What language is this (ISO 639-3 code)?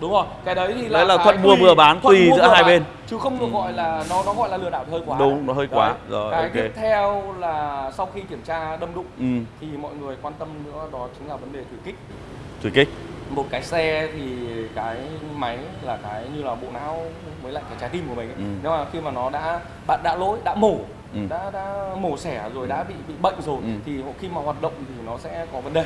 vie